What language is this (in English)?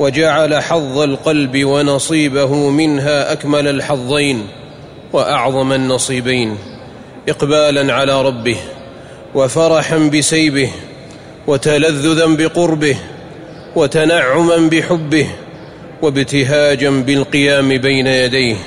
Arabic